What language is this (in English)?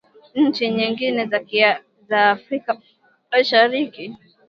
Swahili